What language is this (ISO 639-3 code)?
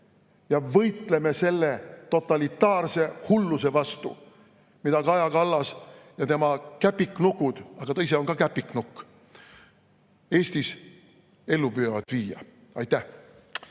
est